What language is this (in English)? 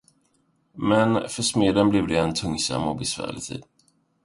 Swedish